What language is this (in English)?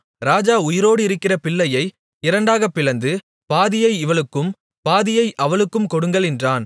Tamil